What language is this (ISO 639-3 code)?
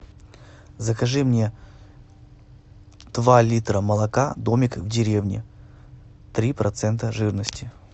rus